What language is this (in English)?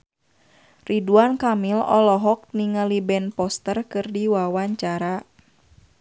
Sundanese